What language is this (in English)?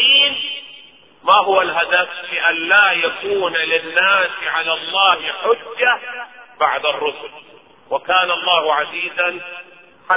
Arabic